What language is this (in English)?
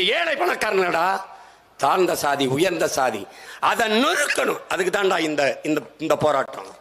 Tamil